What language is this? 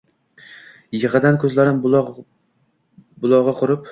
Uzbek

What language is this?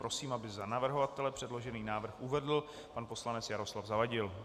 Czech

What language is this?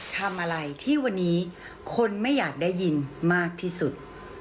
Thai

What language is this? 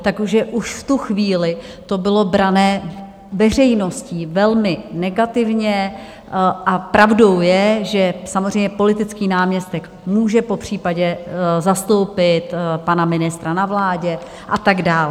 Czech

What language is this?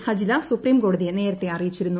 Malayalam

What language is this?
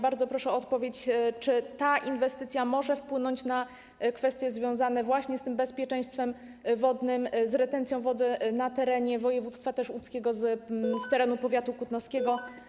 Polish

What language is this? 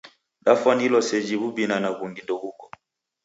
Taita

